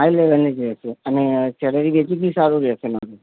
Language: Gujarati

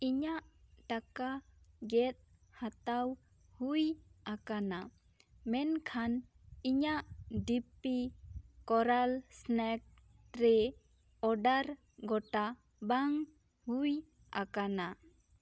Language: Santali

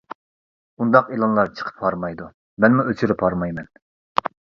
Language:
Uyghur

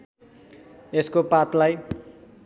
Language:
Nepali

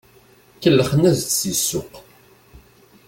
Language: Kabyle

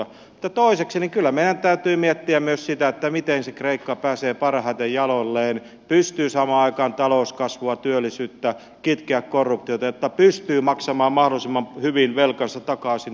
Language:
Finnish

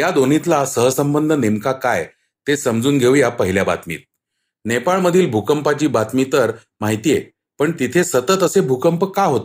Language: Marathi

